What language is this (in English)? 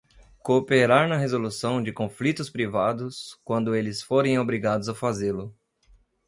Portuguese